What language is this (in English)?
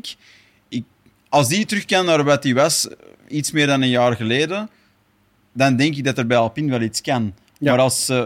Dutch